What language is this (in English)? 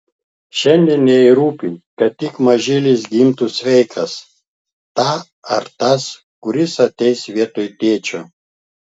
Lithuanian